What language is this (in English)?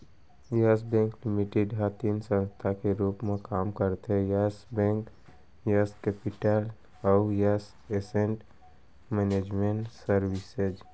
Chhattisgarhi